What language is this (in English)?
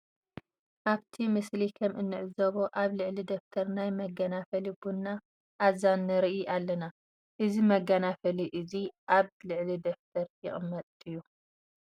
Tigrinya